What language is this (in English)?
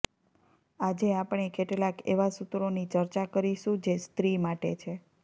Gujarati